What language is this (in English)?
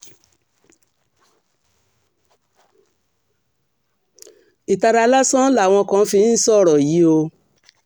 Yoruba